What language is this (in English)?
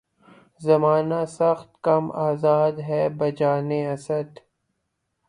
Urdu